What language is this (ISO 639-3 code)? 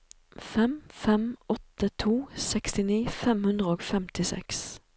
nor